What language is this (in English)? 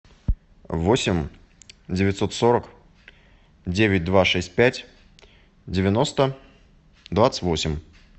Russian